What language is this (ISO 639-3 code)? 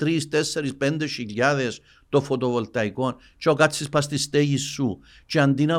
ell